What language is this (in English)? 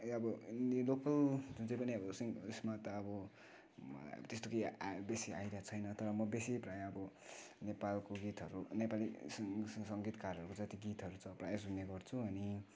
Nepali